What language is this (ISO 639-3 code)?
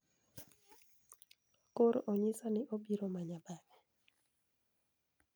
luo